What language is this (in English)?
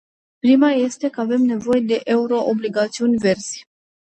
Romanian